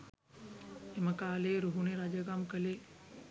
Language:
Sinhala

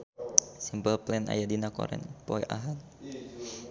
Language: Sundanese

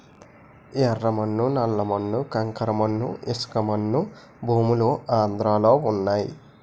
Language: Telugu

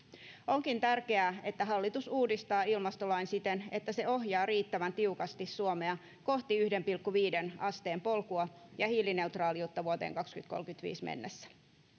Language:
Finnish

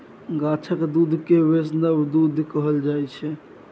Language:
Maithili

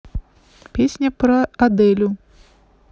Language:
Russian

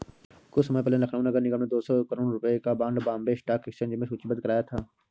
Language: Hindi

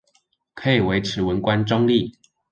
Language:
Chinese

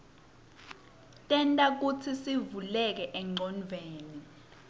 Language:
Swati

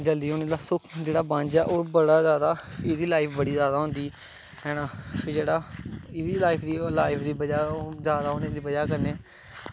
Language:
Dogri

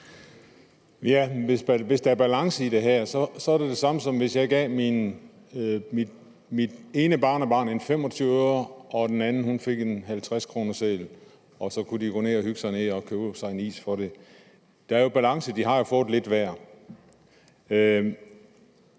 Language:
Danish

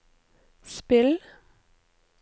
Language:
Norwegian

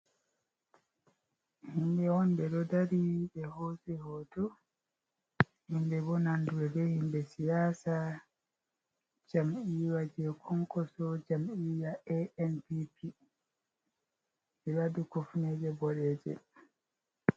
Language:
Fula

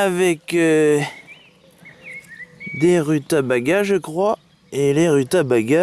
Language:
French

